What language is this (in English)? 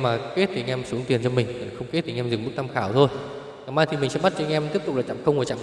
Vietnamese